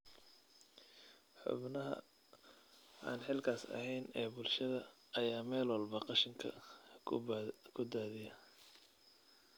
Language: Somali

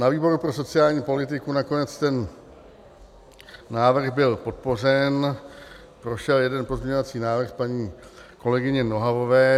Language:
Czech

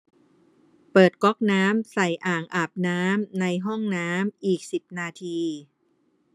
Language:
Thai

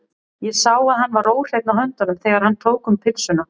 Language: Icelandic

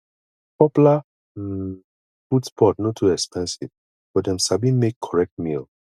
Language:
Nigerian Pidgin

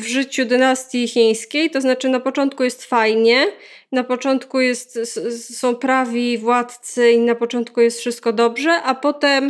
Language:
Polish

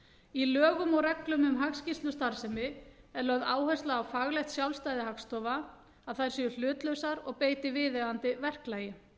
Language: Icelandic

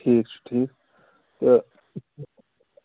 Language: Kashmiri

